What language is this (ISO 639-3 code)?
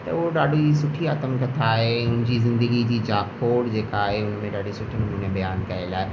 snd